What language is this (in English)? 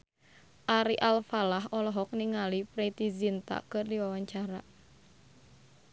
Sundanese